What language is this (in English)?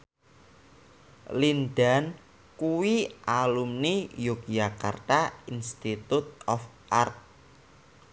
Javanese